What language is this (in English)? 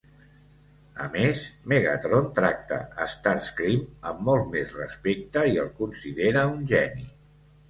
Catalan